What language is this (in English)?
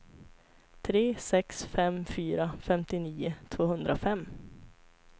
Swedish